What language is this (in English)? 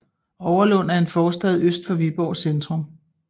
Danish